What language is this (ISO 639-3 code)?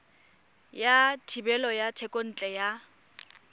tsn